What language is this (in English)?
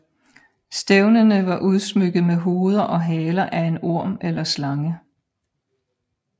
Danish